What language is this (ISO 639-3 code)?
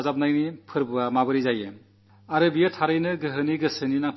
mal